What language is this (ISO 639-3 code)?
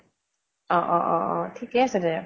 asm